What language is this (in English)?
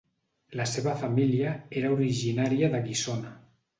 Catalan